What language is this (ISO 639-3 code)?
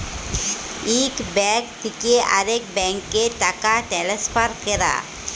ben